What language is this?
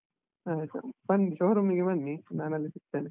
Kannada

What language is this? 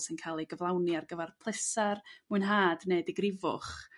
Welsh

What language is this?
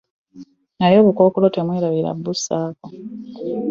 Ganda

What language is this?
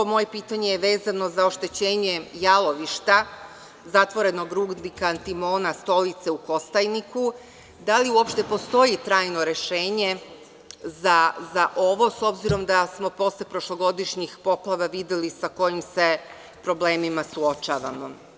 Serbian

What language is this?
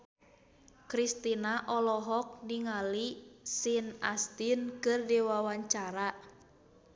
Sundanese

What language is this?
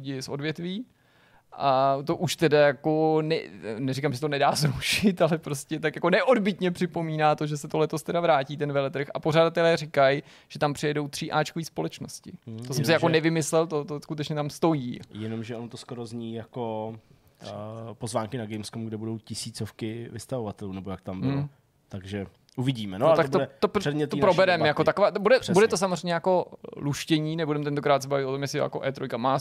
Czech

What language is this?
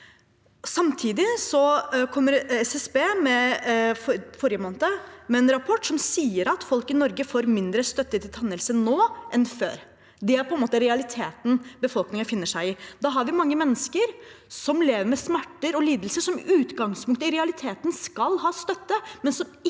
Norwegian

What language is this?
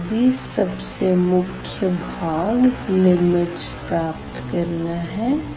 Hindi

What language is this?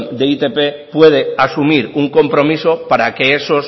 Spanish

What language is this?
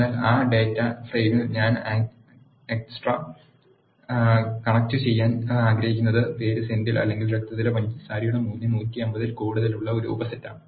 Malayalam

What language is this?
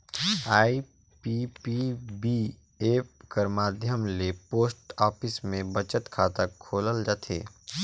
Chhattisgarhi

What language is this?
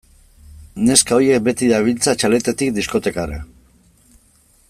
Basque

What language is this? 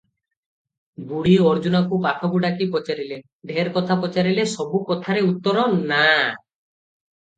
Odia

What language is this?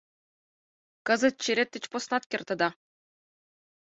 Mari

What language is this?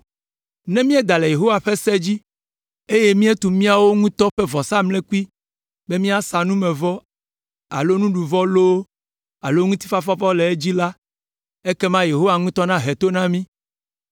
Ewe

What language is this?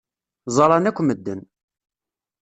Kabyle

